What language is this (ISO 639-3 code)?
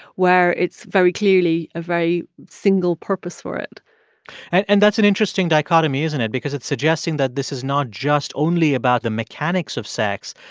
eng